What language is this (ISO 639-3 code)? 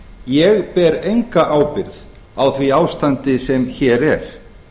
isl